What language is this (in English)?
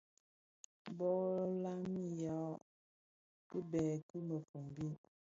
Bafia